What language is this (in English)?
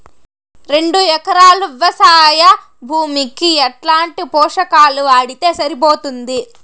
Telugu